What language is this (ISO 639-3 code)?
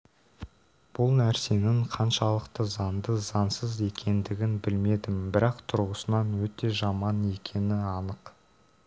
kaz